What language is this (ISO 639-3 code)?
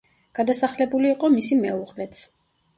kat